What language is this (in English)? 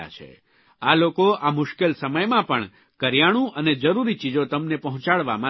Gujarati